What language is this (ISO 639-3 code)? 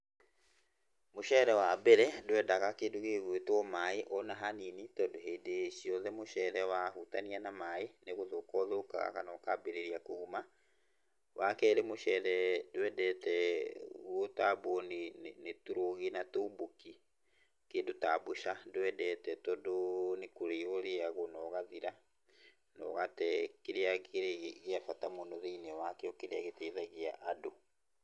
kik